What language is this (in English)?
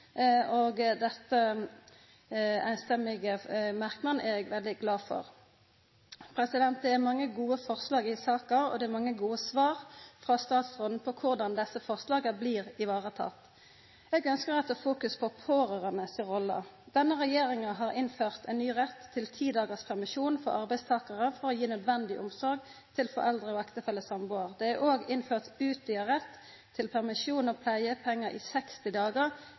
Norwegian Nynorsk